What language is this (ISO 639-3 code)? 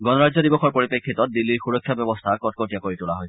asm